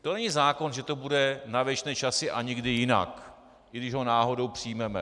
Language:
Czech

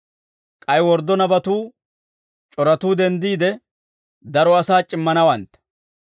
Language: Dawro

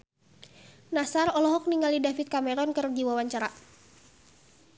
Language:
Sundanese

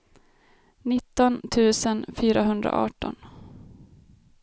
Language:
Swedish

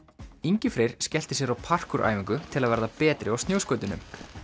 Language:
Icelandic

